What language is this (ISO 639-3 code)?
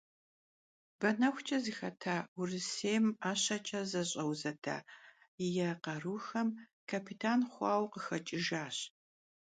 kbd